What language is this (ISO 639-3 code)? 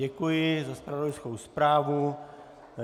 ces